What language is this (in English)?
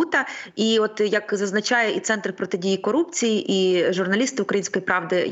Ukrainian